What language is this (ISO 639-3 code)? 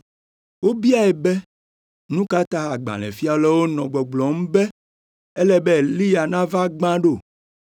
ewe